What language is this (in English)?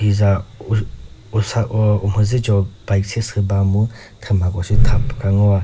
Chokri Naga